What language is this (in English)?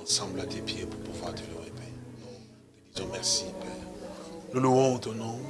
French